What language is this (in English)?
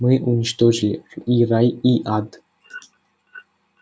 Russian